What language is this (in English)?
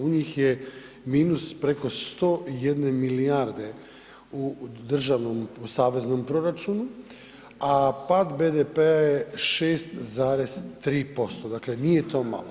Croatian